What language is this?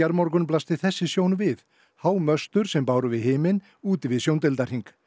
Icelandic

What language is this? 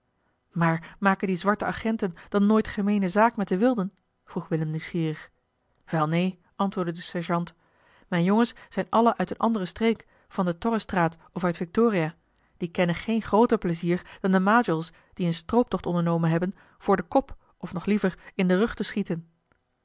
Dutch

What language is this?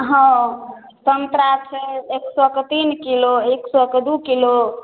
Maithili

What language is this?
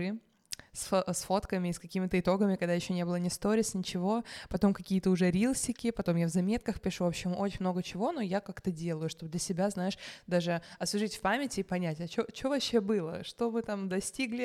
Russian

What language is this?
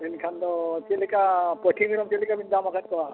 Santali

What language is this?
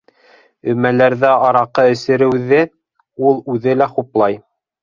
Bashkir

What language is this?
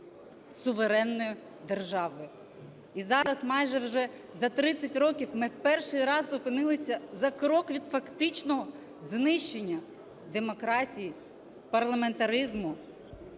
Ukrainian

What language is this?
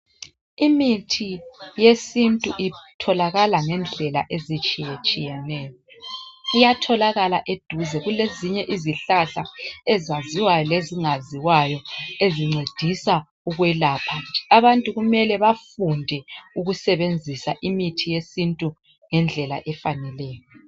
North Ndebele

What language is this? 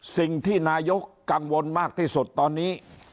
Thai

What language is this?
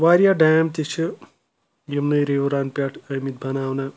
Kashmiri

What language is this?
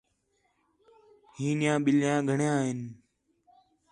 Khetrani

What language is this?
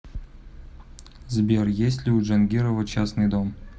Russian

